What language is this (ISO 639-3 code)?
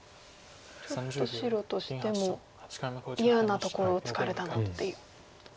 jpn